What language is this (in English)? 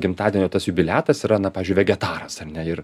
Lithuanian